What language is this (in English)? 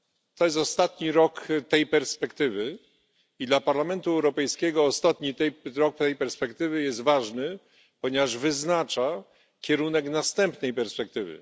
Polish